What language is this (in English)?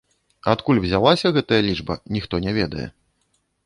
Belarusian